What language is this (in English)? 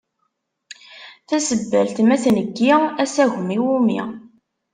Kabyle